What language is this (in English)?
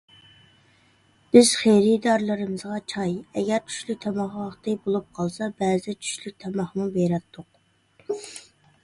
Uyghur